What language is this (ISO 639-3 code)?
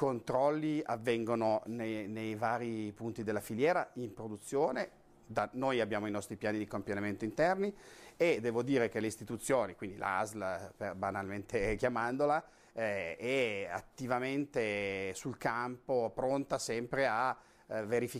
ita